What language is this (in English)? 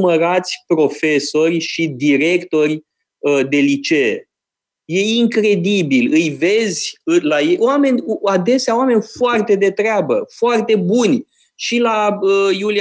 Romanian